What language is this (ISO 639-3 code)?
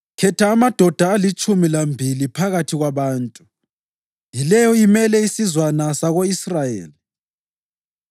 nde